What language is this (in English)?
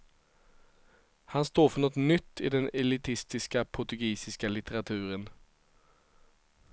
Swedish